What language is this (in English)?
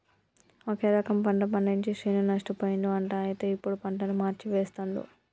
Telugu